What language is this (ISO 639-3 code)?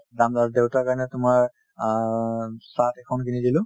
asm